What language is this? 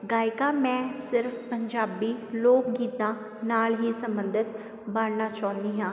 Punjabi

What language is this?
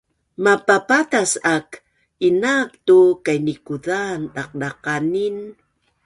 Bunun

